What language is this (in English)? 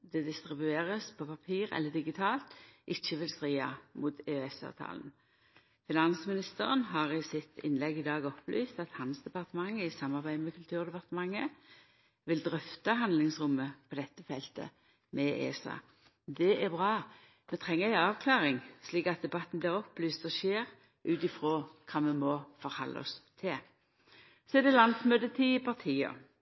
Norwegian Nynorsk